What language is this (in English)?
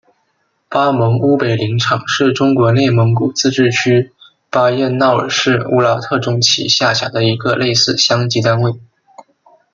Chinese